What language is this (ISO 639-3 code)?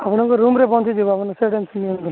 ori